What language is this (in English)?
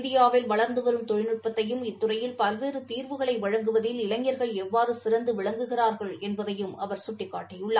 Tamil